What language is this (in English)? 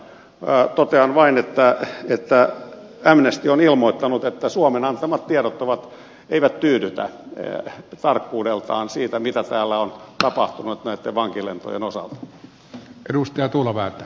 Finnish